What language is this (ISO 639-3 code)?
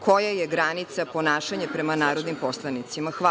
srp